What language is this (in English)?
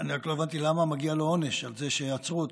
Hebrew